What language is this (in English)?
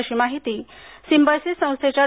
Marathi